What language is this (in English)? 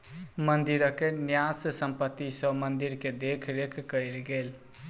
Maithili